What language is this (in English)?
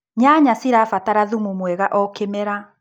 Kikuyu